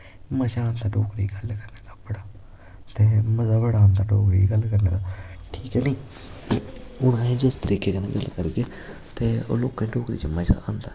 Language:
Dogri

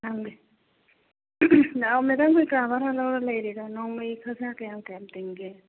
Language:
Manipuri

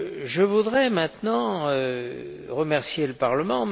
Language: French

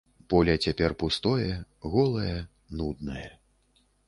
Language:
Belarusian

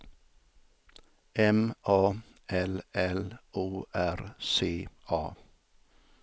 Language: Swedish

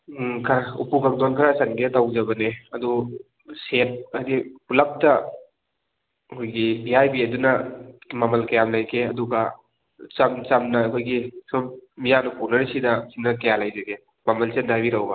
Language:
Manipuri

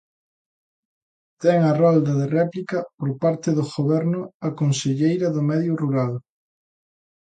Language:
Galician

